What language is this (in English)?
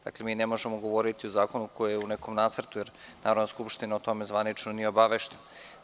Serbian